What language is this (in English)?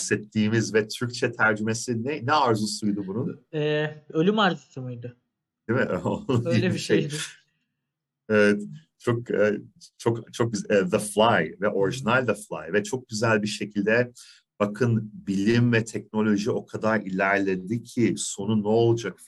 Turkish